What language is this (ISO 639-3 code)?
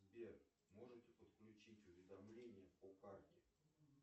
rus